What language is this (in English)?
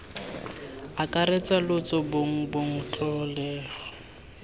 Tswana